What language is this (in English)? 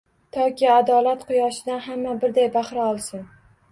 Uzbek